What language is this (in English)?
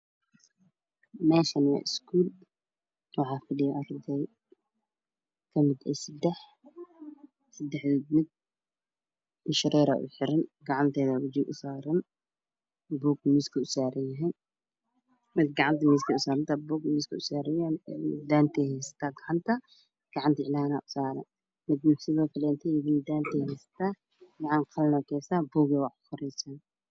Somali